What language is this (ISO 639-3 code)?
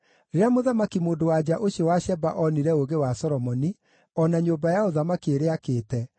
kik